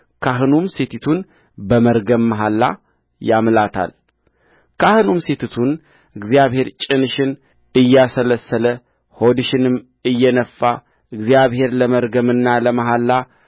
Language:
Amharic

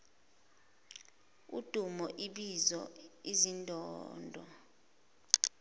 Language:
Zulu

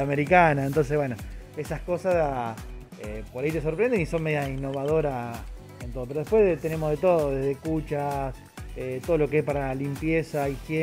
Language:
Spanish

